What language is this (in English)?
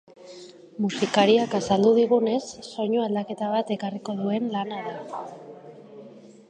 Basque